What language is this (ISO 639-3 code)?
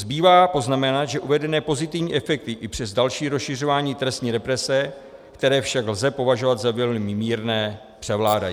ces